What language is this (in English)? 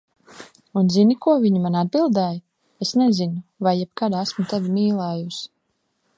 Latvian